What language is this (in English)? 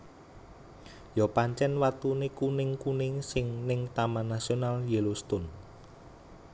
Javanese